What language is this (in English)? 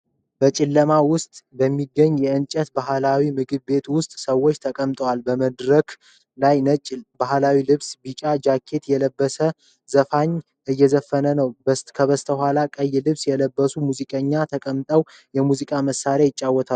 Amharic